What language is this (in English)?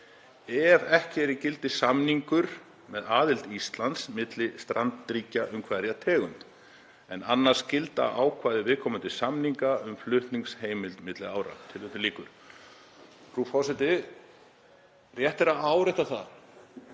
Icelandic